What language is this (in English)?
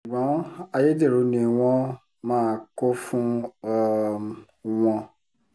Yoruba